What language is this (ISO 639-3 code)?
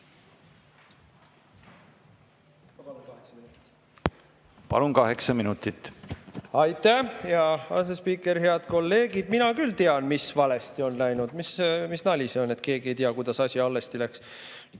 est